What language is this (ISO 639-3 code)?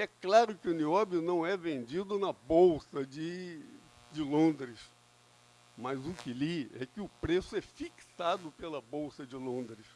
por